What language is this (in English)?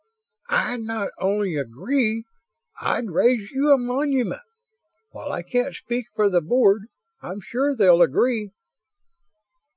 English